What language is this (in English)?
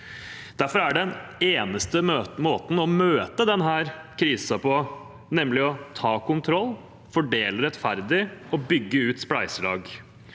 Norwegian